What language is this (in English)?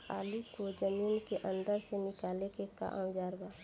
Bhojpuri